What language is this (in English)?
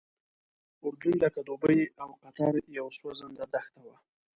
Pashto